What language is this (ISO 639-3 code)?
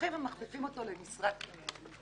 heb